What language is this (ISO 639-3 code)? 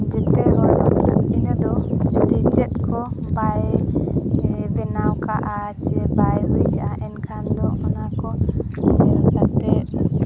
sat